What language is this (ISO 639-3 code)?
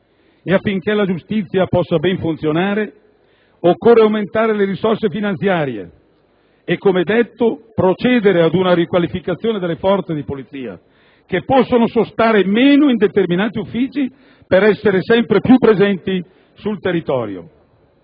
ita